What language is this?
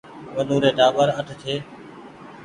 Goaria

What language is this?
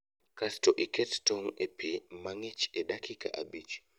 Luo (Kenya and Tanzania)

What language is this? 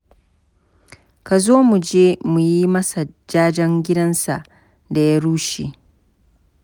Hausa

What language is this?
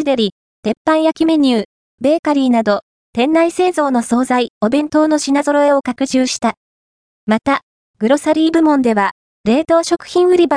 Japanese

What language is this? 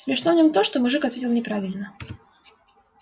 Russian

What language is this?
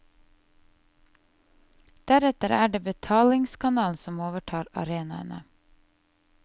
Norwegian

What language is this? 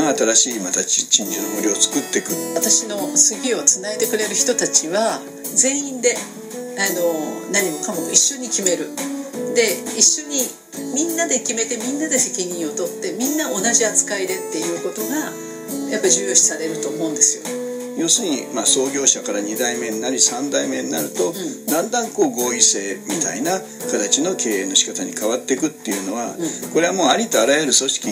Japanese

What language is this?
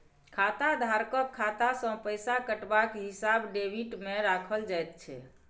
Maithili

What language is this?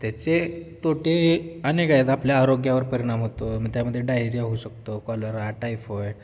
Marathi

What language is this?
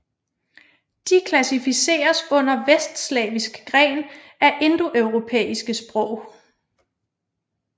Danish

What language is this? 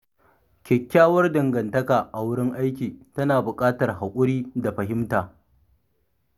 Hausa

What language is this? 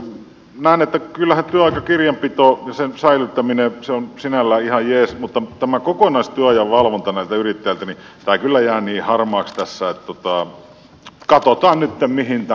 Finnish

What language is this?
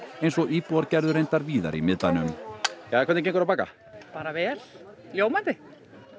Icelandic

